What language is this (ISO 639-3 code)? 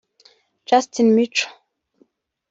kin